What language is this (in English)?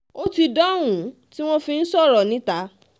Yoruba